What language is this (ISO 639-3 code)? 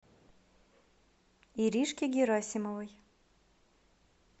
rus